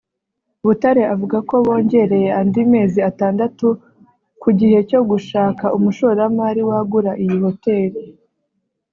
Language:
Kinyarwanda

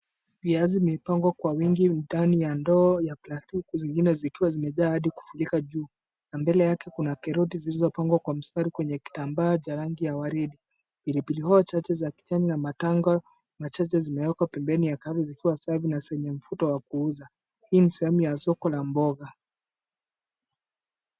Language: Swahili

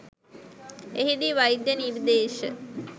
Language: Sinhala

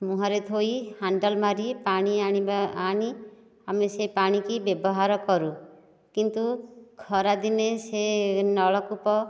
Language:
Odia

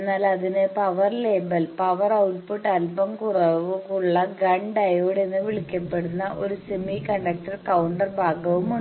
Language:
Malayalam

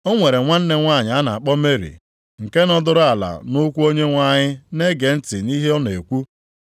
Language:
Igbo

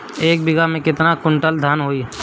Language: Bhojpuri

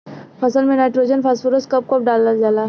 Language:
Bhojpuri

